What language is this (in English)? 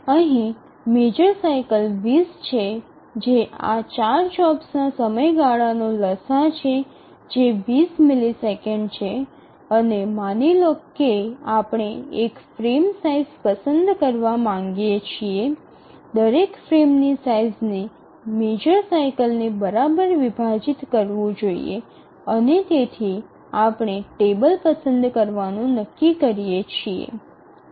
Gujarati